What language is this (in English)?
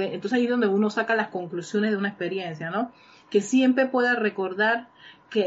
Spanish